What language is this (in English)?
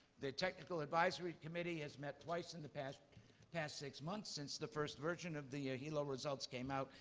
English